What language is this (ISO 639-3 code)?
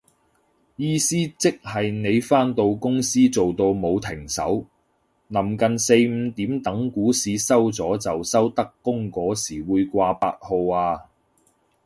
yue